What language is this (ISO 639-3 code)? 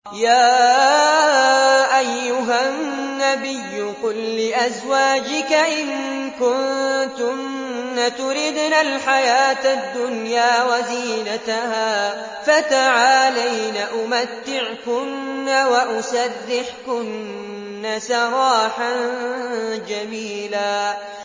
ara